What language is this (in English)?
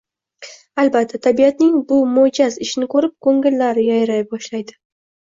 Uzbek